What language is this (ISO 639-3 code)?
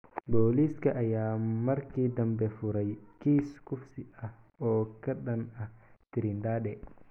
som